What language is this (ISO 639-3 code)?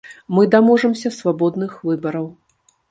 bel